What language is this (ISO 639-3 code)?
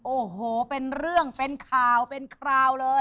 tha